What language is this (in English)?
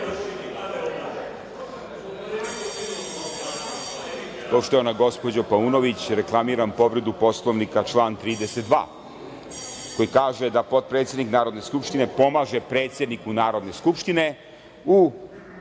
Serbian